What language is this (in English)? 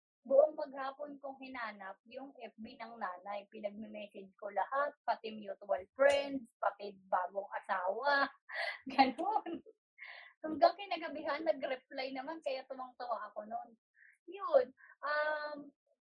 Filipino